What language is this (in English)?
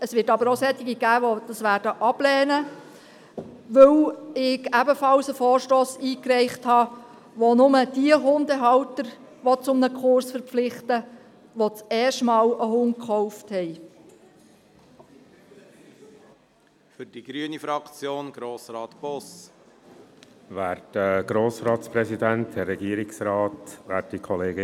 Swiss German